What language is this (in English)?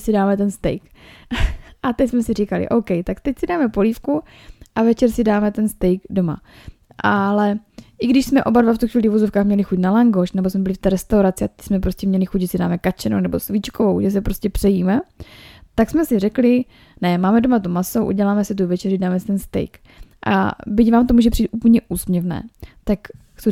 Czech